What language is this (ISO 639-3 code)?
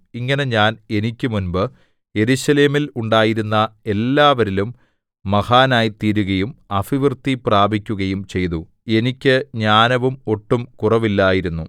mal